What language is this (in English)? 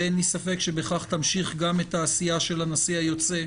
Hebrew